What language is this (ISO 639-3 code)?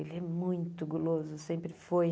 por